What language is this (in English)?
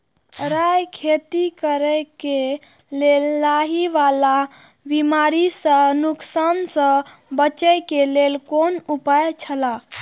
Maithili